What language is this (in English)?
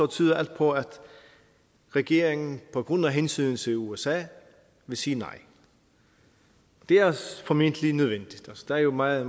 Danish